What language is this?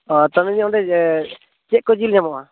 Santali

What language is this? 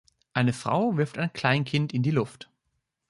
German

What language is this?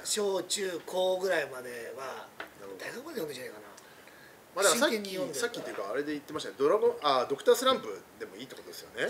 Japanese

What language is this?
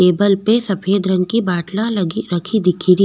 Rajasthani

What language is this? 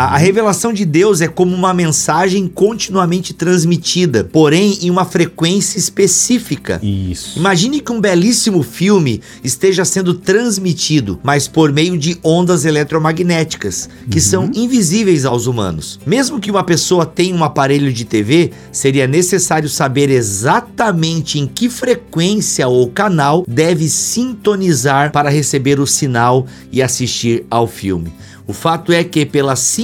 Portuguese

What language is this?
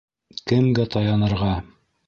Bashkir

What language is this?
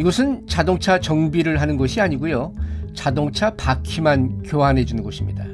Korean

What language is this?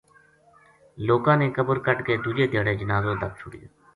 Gujari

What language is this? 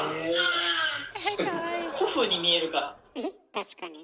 Japanese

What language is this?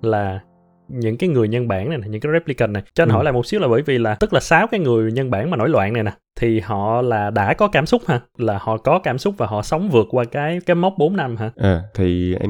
Vietnamese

